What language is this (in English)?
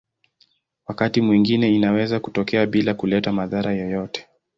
Swahili